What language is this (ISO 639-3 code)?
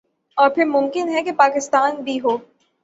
urd